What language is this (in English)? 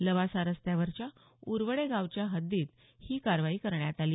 Marathi